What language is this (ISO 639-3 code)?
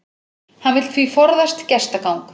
isl